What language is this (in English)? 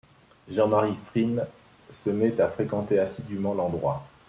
French